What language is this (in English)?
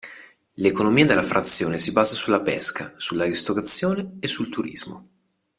Italian